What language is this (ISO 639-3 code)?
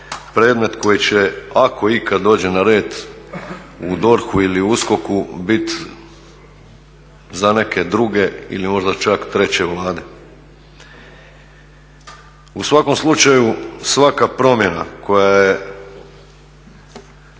hrv